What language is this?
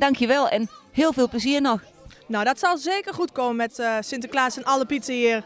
Dutch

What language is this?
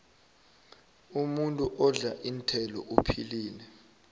South Ndebele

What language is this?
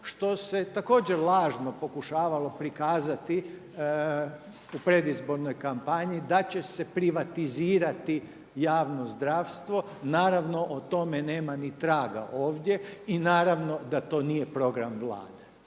Croatian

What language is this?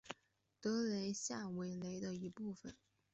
Chinese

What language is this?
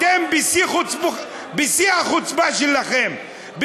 Hebrew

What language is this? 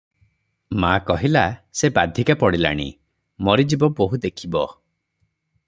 Odia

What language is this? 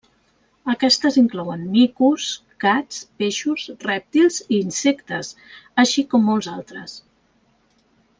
Catalan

